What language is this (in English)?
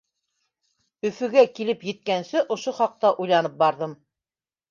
Bashkir